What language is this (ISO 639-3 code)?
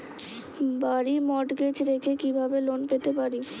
ben